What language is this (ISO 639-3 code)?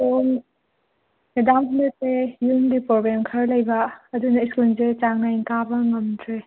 mni